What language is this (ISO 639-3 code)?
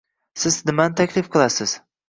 uzb